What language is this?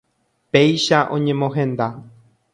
Guarani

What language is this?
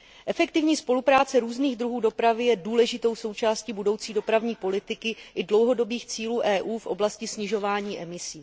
Czech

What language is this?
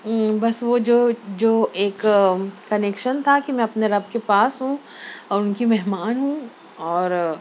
Urdu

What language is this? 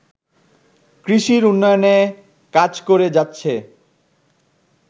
Bangla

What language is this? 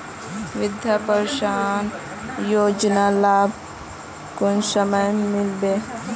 Magahi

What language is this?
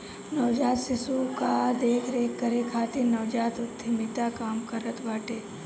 Bhojpuri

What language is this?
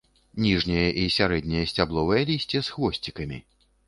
Belarusian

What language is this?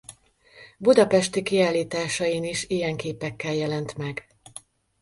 Hungarian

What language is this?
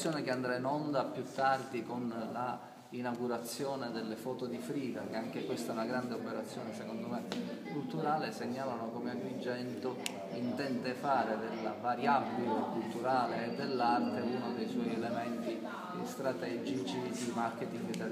Italian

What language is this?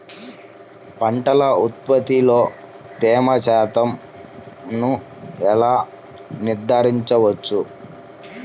Telugu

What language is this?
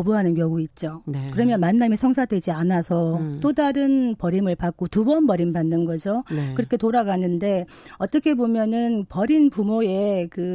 Korean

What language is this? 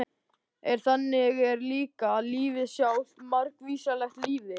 Icelandic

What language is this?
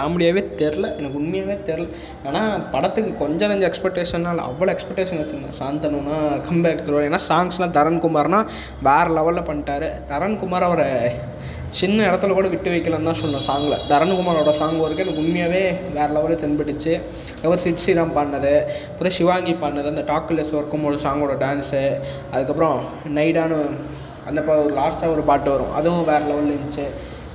Tamil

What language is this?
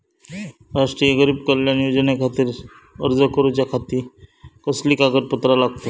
Marathi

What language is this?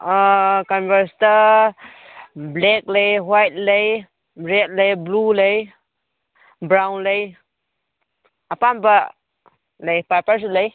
Manipuri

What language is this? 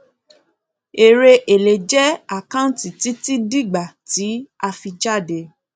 Yoruba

